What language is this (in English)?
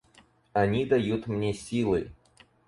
Russian